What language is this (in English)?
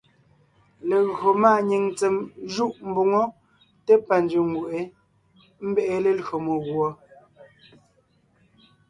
Ngiemboon